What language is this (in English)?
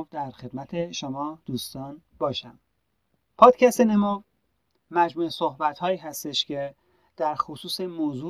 Persian